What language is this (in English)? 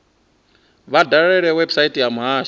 Venda